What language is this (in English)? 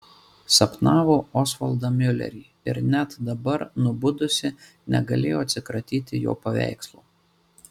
Lithuanian